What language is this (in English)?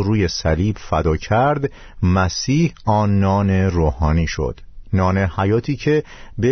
Persian